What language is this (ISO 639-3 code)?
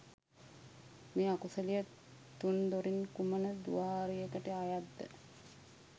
sin